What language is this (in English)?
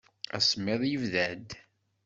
Kabyle